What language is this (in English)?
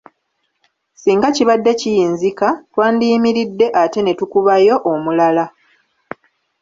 Ganda